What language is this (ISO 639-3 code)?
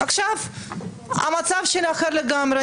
heb